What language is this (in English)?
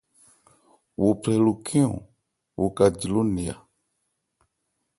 Ebrié